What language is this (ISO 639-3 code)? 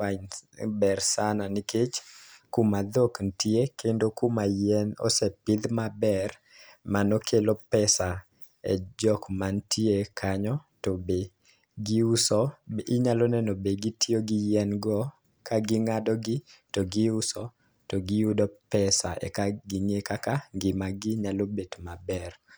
luo